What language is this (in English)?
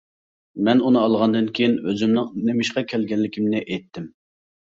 Uyghur